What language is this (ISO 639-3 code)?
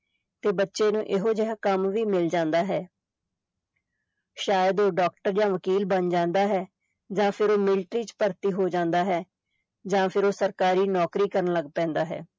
pan